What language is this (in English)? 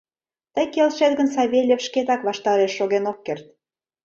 Mari